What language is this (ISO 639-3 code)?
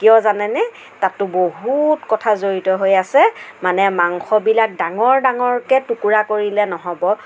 asm